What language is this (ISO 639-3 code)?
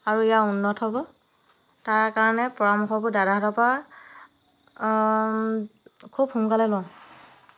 asm